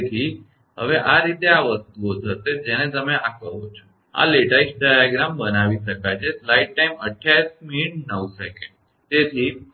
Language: Gujarati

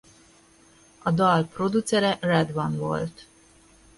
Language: Hungarian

